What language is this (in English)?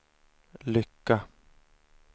Swedish